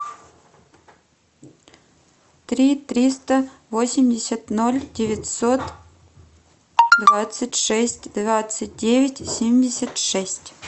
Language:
Russian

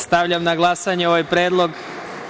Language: Serbian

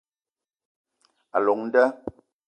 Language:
Eton (Cameroon)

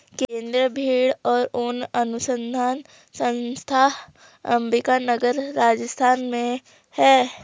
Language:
Hindi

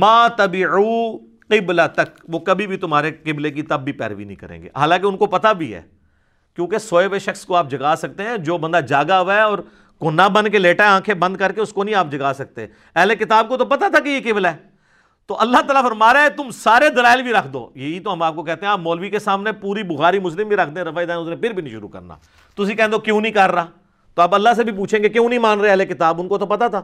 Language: Urdu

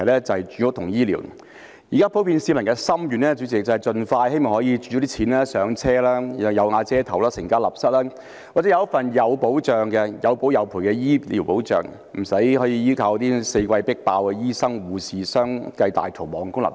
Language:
Cantonese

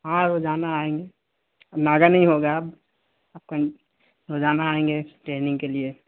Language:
Urdu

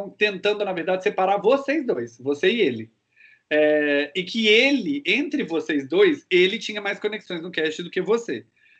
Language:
Portuguese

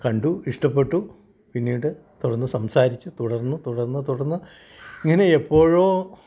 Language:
Malayalam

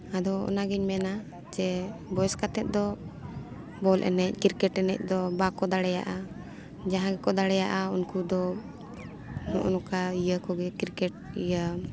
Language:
Santali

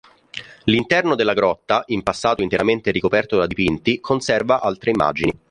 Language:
Italian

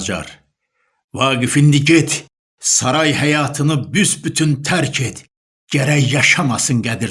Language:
Turkish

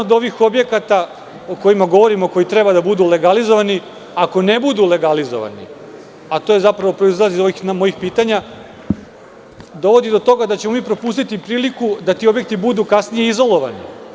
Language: Serbian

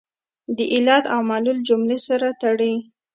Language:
Pashto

